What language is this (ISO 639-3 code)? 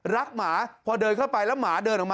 tha